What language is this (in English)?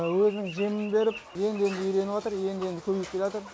Kazakh